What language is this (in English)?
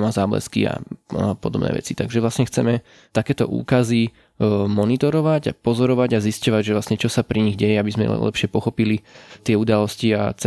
Slovak